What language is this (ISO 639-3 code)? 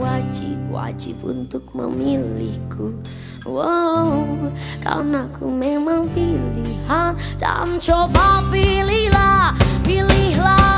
ind